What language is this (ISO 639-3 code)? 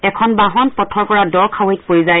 asm